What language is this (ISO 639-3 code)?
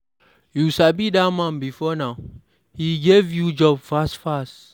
pcm